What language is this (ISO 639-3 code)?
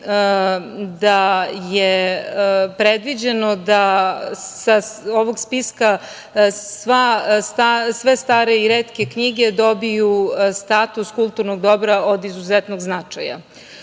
srp